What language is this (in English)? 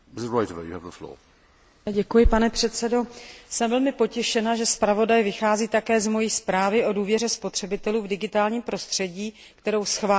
Czech